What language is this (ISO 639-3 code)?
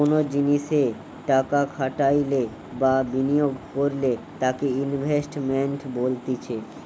ben